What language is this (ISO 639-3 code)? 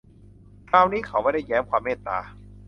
tha